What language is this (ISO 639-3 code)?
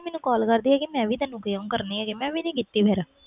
pan